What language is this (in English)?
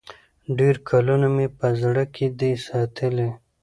Pashto